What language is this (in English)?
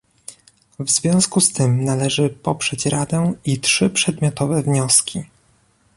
Polish